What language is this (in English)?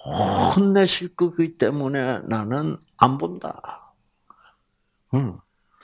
Korean